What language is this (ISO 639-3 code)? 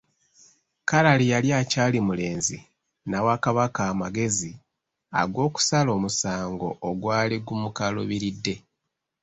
lug